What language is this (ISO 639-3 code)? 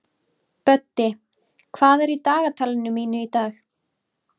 isl